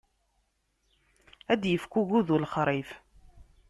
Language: Kabyle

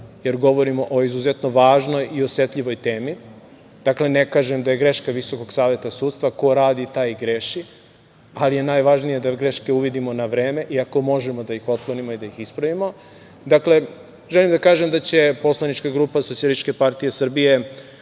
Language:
Serbian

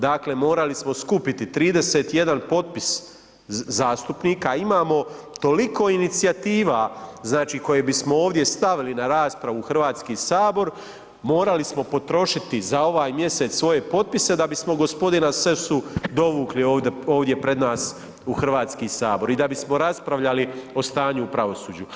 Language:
Croatian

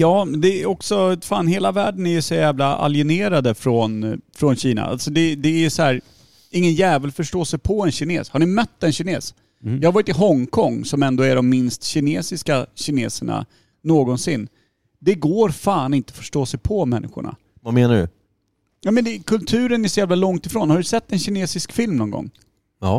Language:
Swedish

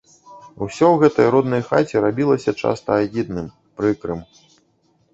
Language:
Belarusian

